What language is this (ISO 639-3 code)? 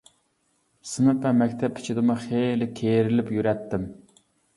uig